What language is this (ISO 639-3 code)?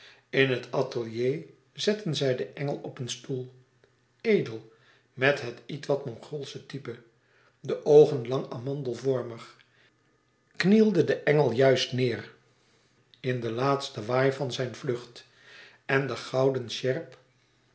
nld